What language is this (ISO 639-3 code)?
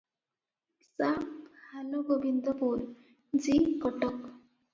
ori